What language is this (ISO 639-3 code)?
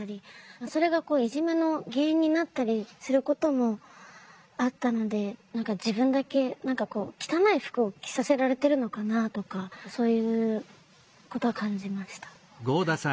jpn